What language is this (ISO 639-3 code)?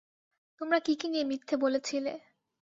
ben